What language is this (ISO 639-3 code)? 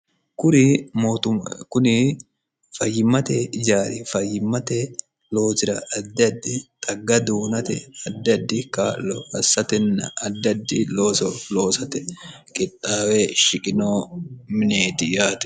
sid